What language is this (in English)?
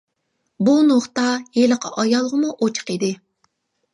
Uyghur